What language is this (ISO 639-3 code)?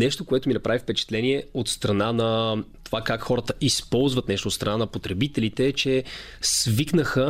bul